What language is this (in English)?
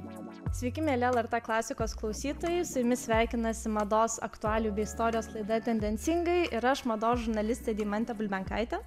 Lithuanian